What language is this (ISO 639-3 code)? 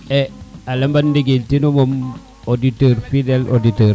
srr